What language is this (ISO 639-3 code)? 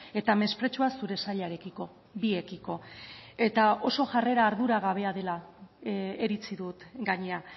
eus